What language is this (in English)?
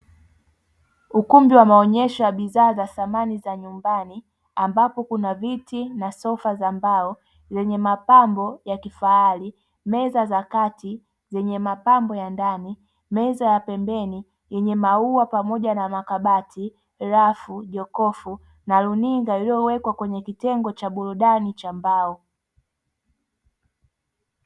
Swahili